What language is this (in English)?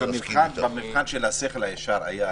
Hebrew